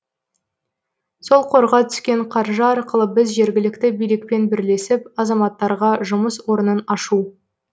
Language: Kazakh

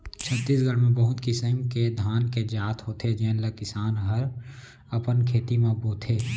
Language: Chhattisgarhi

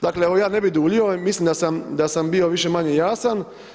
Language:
Croatian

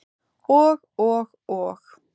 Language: Icelandic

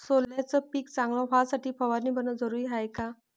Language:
Marathi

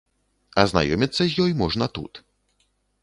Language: Belarusian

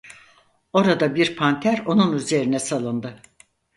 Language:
Turkish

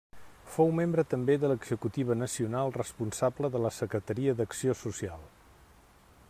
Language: Catalan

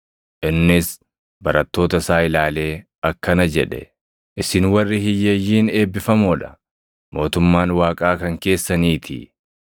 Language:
Oromo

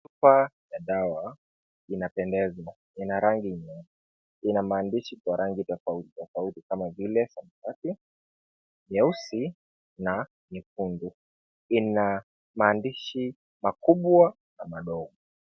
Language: Swahili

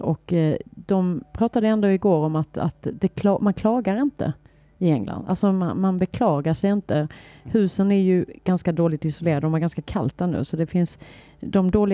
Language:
Swedish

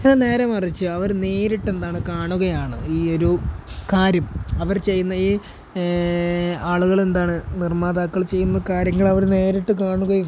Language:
Malayalam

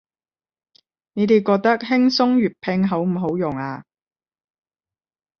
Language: Cantonese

